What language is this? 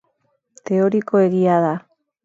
Basque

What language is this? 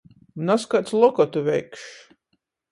Latgalian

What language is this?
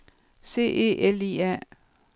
Danish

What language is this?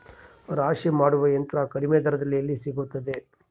Kannada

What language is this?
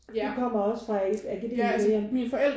Danish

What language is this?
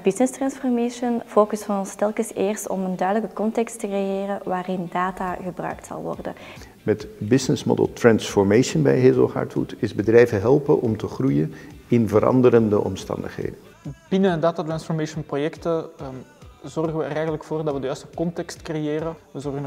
Dutch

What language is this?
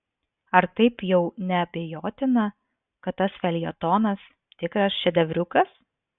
Lithuanian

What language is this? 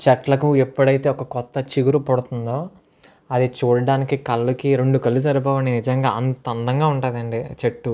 Telugu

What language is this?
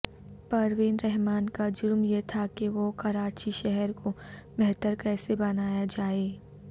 Urdu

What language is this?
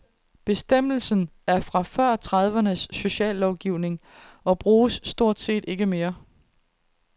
Danish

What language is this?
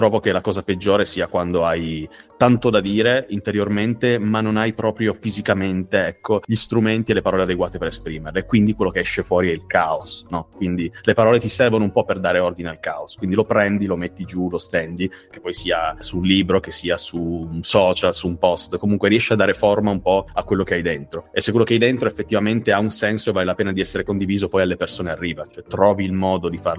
Italian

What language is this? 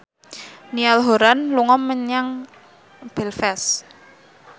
Javanese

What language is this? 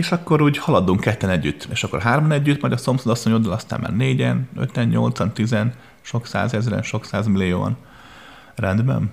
Hungarian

